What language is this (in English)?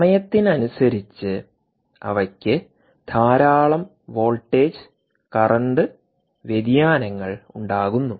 Malayalam